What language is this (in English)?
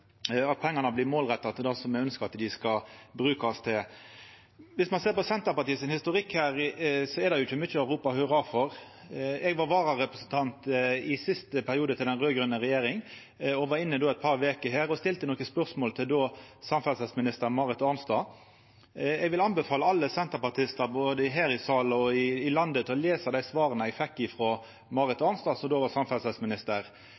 Norwegian Nynorsk